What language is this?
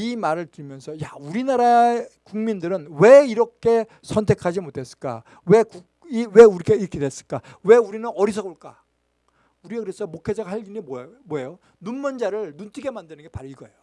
Korean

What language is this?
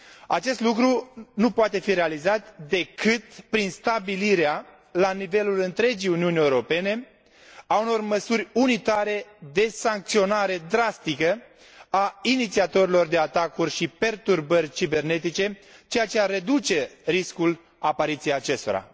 Romanian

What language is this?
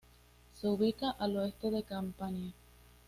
Spanish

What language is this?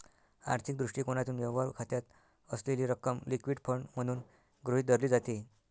Marathi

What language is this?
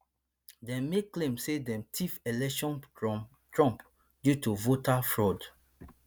Nigerian Pidgin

